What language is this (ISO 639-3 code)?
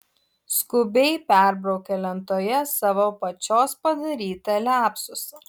lit